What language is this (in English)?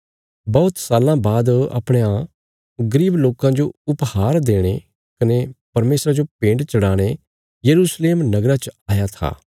Bilaspuri